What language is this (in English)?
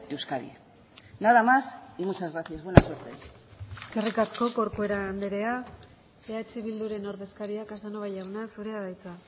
Basque